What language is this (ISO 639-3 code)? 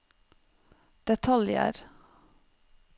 nor